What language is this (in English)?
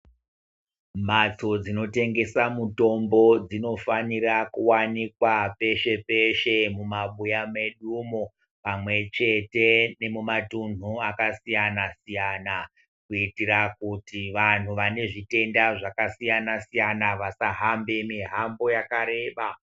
Ndau